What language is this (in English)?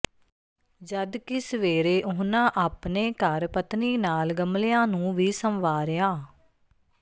Punjabi